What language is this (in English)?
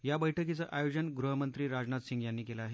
Marathi